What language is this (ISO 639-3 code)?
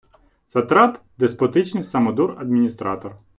ukr